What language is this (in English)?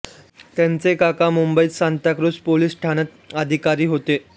Marathi